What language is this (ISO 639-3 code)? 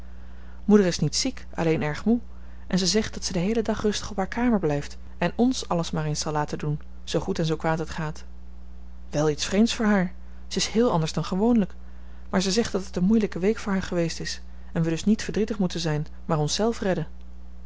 nld